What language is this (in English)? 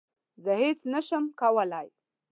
Pashto